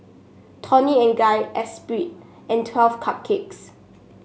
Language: English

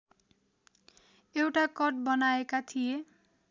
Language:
Nepali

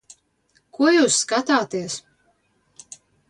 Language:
Latvian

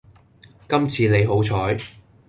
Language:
Cantonese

